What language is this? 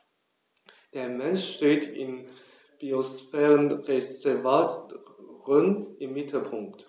German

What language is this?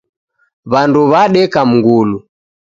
Taita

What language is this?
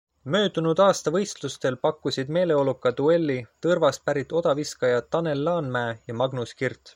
Estonian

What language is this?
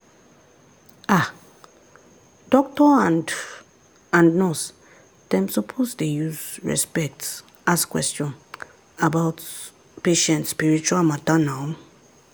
Nigerian Pidgin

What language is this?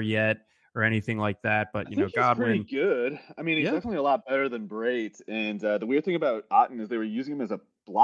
English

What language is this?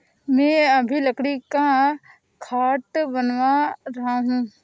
Hindi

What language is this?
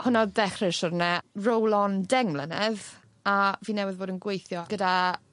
Welsh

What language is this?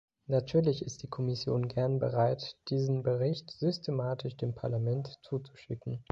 German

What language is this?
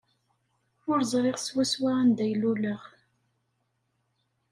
Kabyle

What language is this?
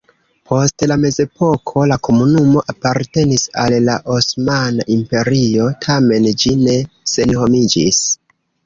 Esperanto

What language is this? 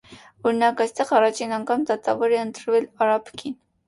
Armenian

